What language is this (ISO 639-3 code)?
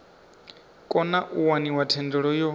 ven